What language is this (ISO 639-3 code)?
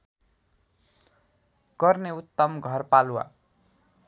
nep